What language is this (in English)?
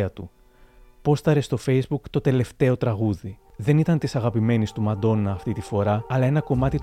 Greek